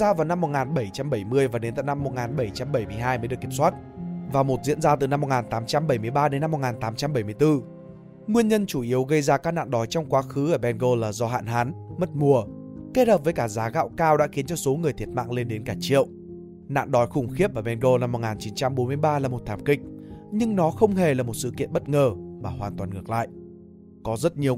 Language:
Vietnamese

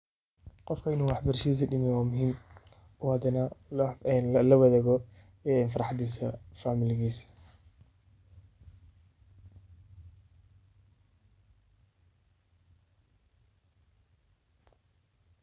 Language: Somali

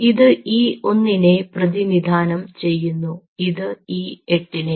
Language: Malayalam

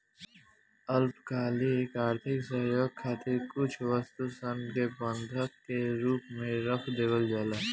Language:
Bhojpuri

